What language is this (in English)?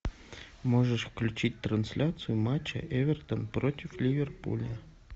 Russian